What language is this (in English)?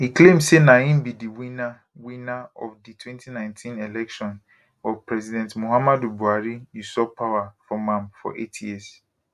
Nigerian Pidgin